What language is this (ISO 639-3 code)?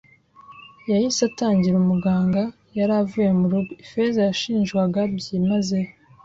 kin